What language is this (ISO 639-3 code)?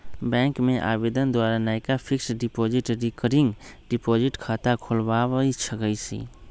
mag